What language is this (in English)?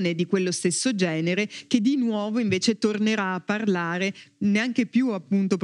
Italian